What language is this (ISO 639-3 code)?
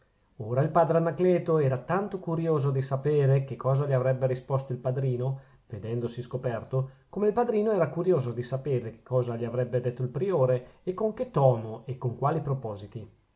ita